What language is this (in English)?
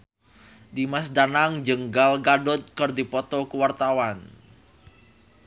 Sundanese